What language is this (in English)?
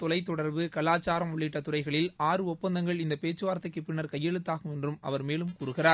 Tamil